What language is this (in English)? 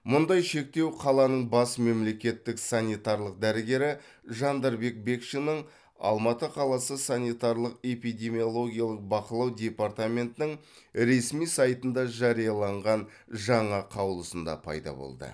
Kazakh